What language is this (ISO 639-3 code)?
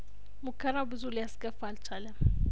amh